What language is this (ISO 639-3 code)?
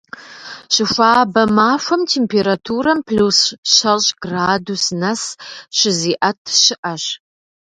kbd